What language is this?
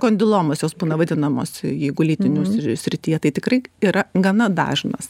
Lithuanian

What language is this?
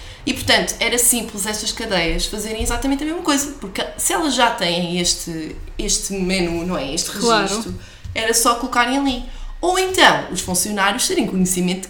Portuguese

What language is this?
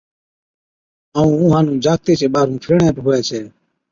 Od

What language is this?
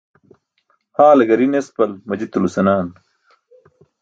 Burushaski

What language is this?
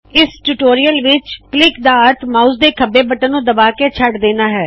Punjabi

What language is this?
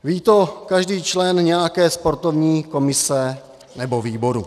Czech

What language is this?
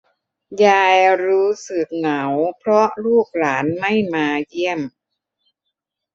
Thai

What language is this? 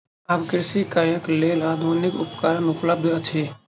Maithili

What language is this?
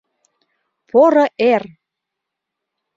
Mari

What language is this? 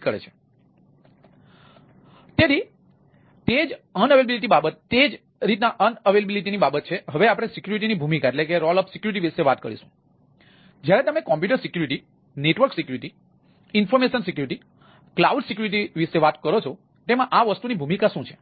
Gujarati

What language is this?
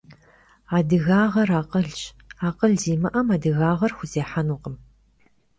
Kabardian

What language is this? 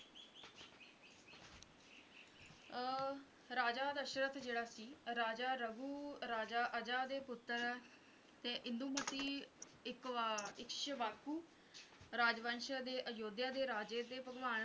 Punjabi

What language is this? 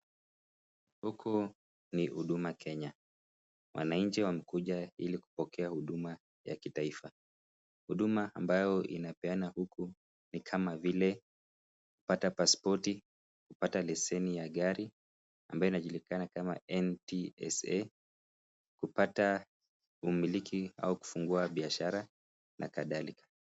Swahili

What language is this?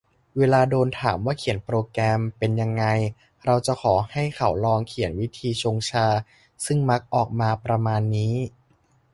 Thai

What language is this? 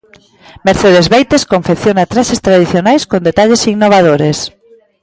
Galician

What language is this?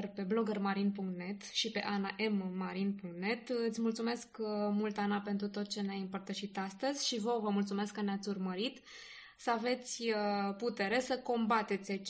Romanian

